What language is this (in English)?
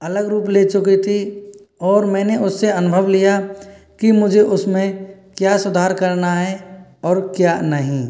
Hindi